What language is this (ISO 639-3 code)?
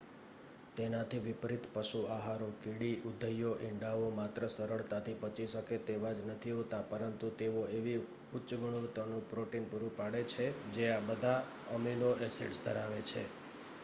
guj